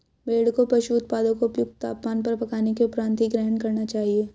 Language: Hindi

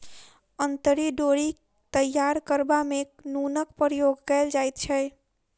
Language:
Maithili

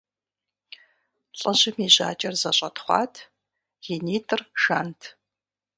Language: Kabardian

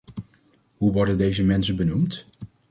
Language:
Dutch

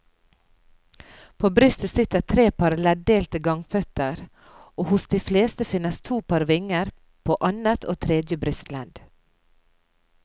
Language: Norwegian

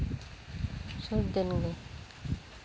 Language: Santali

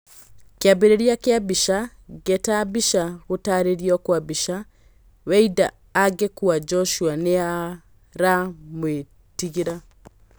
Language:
Kikuyu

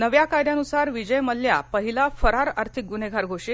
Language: Marathi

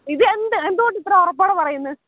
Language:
Malayalam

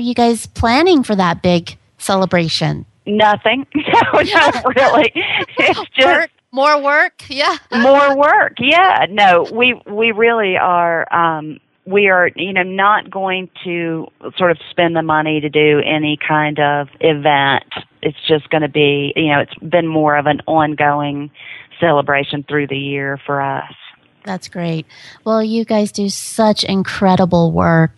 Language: English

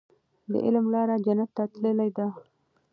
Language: Pashto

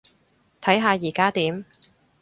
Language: Cantonese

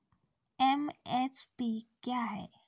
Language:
Maithili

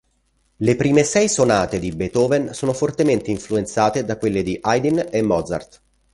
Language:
Italian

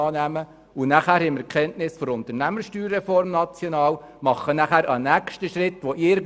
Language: Swiss German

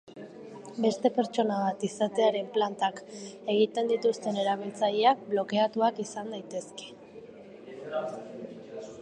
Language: Basque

